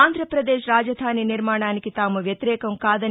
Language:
Telugu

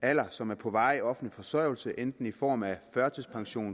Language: Danish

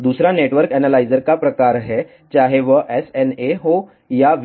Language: Hindi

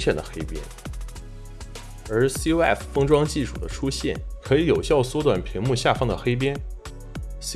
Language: Chinese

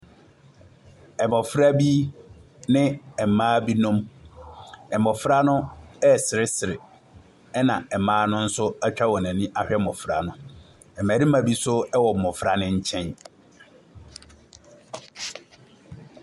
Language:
Akan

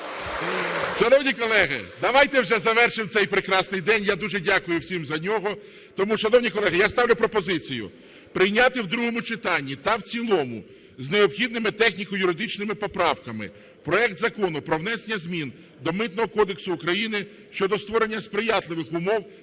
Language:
Ukrainian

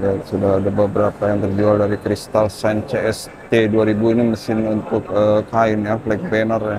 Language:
Indonesian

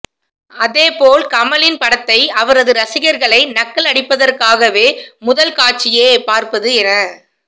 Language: Tamil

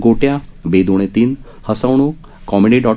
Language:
Marathi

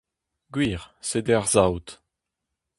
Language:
Breton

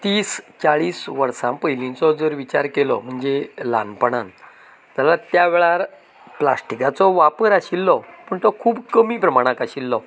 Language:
Konkani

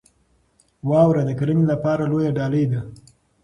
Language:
Pashto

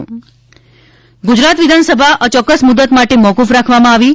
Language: Gujarati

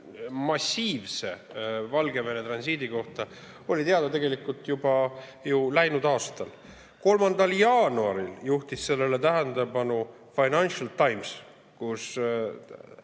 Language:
Estonian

